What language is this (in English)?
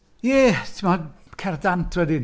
Welsh